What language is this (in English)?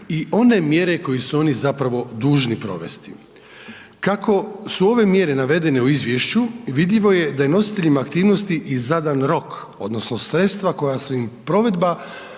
Croatian